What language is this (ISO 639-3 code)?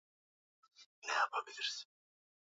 swa